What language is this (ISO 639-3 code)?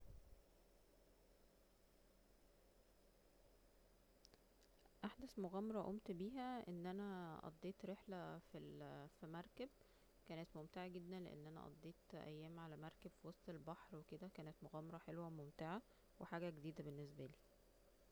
arz